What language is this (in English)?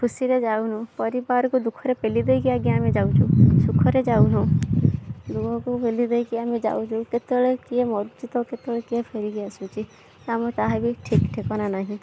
Odia